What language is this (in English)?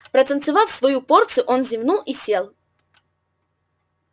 Russian